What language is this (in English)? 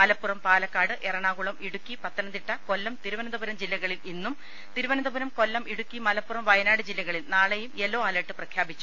Malayalam